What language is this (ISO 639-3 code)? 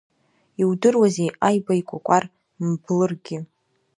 abk